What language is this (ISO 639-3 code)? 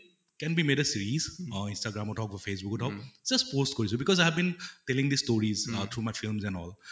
asm